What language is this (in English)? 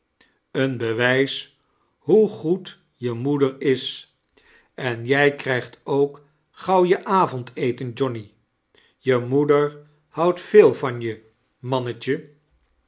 Dutch